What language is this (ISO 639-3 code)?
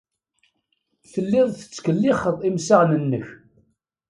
kab